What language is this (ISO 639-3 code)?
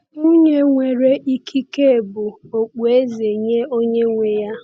ibo